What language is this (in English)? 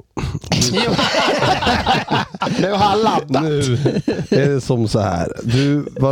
Swedish